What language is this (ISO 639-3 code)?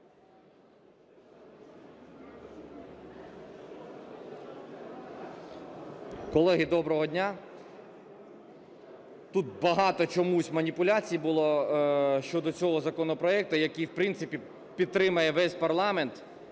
ukr